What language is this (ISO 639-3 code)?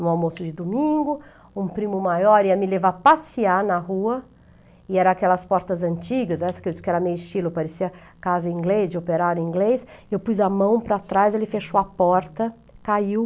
por